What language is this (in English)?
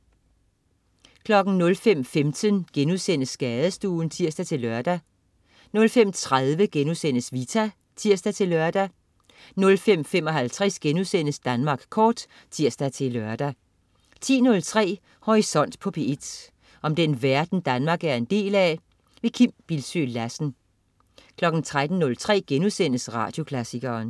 Danish